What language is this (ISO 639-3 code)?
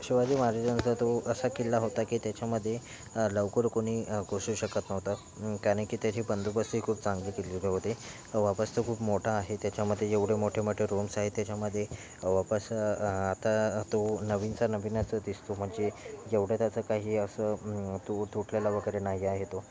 mar